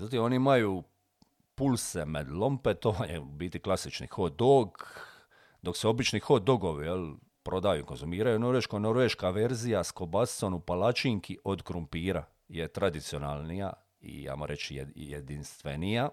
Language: Croatian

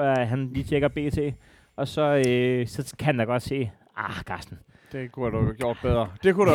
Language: Danish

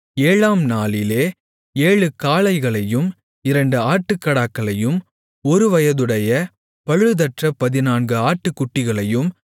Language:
Tamil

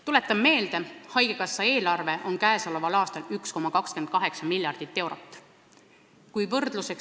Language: Estonian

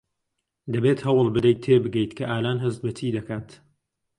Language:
Central Kurdish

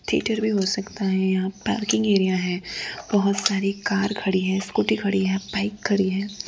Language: Hindi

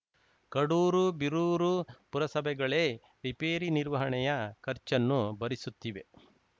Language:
Kannada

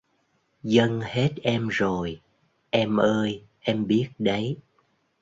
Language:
Vietnamese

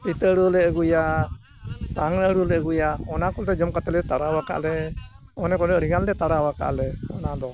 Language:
Santali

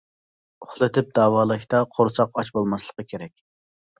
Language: Uyghur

